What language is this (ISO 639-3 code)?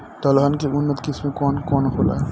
bho